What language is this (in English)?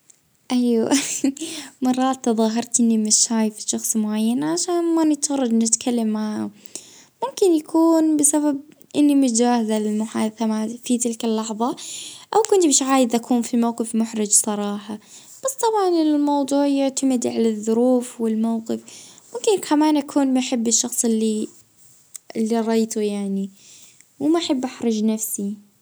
Libyan Arabic